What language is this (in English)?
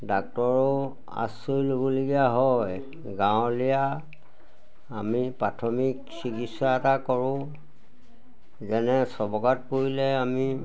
Assamese